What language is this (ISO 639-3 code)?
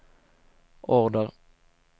swe